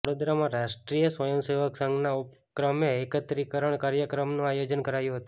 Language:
Gujarati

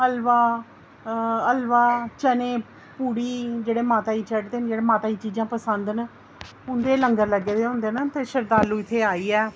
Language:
Dogri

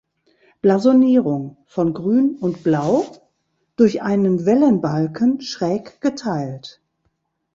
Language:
German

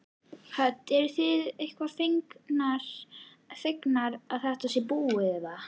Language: Icelandic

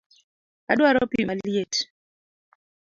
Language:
Luo (Kenya and Tanzania)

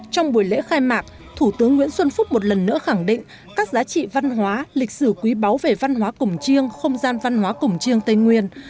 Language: Vietnamese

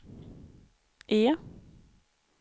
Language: Swedish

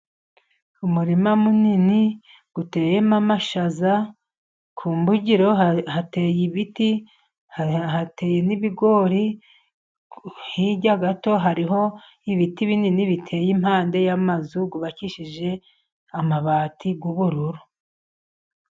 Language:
Kinyarwanda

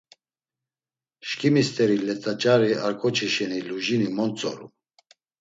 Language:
Laz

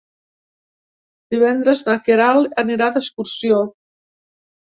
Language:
Catalan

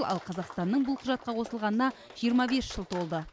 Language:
Kazakh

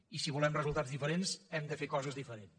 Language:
Catalan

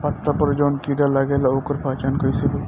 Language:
Bhojpuri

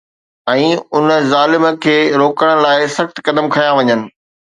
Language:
Sindhi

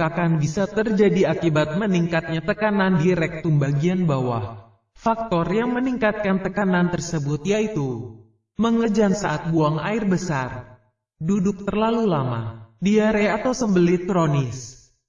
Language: Indonesian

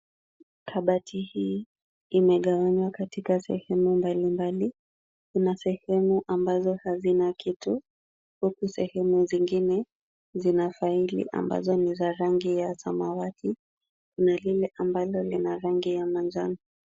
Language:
Swahili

